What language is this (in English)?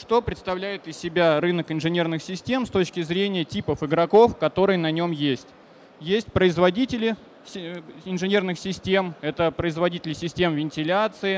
Russian